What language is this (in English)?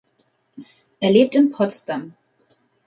German